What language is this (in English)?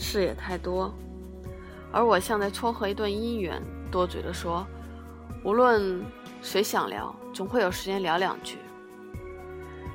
Chinese